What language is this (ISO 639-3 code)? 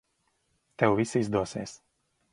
lav